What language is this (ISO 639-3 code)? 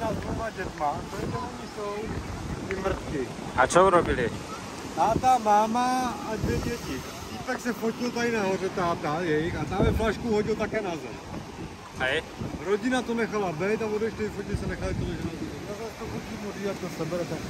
slk